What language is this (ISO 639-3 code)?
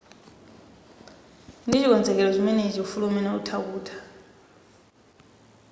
nya